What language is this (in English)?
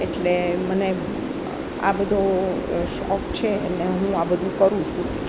Gujarati